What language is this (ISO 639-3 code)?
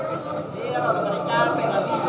ind